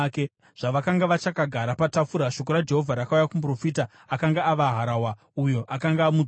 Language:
Shona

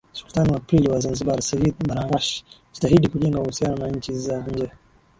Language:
Swahili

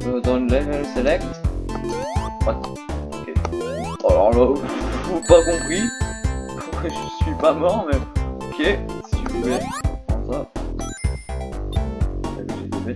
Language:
French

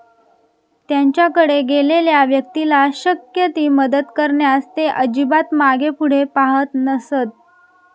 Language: Marathi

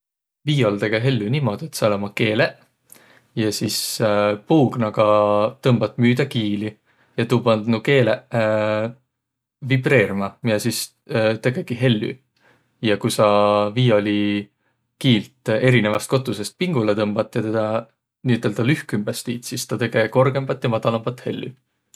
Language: Võro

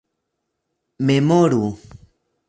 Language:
Esperanto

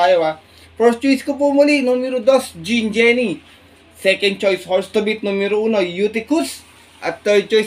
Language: Filipino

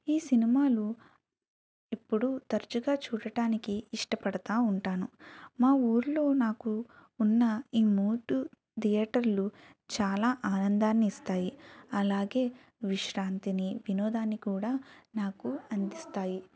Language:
Telugu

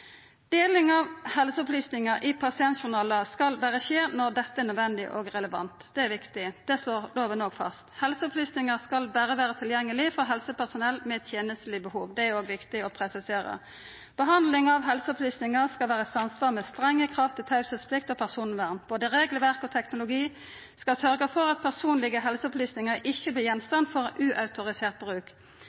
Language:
Norwegian Nynorsk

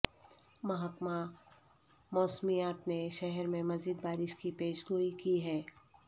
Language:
Urdu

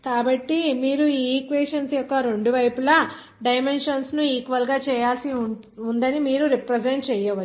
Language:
Telugu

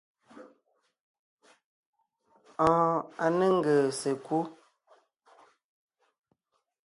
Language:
Ngiemboon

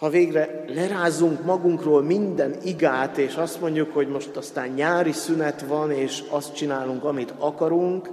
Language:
Hungarian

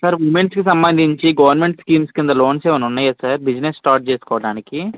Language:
Telugu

